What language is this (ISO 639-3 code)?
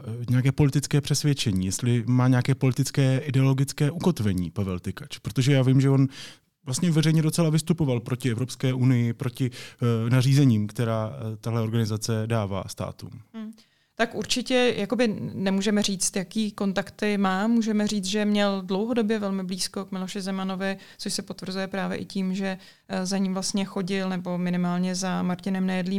ces